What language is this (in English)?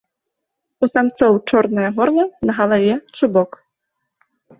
Belarusian